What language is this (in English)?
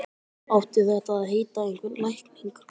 Icelandic